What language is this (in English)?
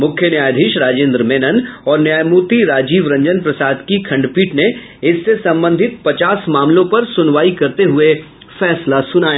Hindi